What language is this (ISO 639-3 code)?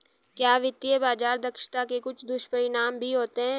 hin